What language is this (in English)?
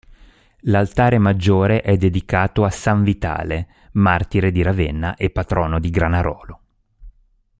Italian